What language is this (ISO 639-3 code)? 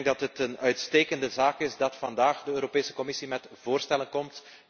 nld